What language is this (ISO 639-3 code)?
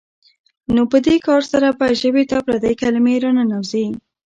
pus